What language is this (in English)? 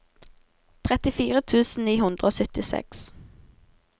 Norwegian